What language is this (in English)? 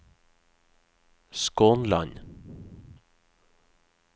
Norwegian